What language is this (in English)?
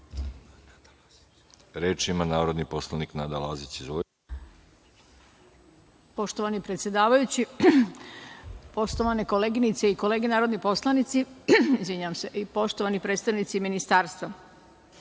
Serbian